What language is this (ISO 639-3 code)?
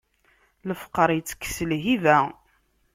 kab